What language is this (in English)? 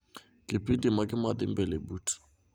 Luo (Kenya and Tanzania)